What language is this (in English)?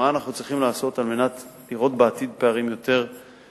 Hebrew